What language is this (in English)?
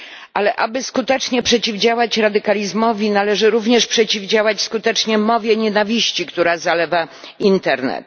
Polish